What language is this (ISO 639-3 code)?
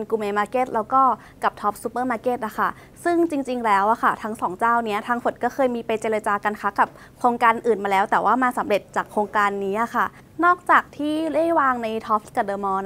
tha